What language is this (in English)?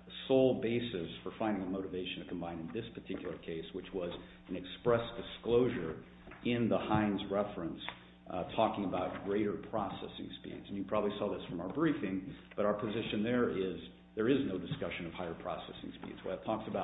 English